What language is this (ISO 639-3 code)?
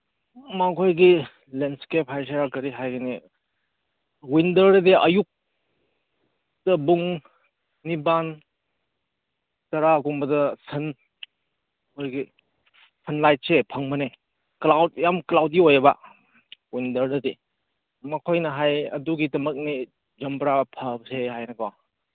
mni